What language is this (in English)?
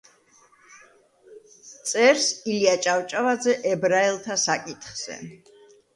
Georgian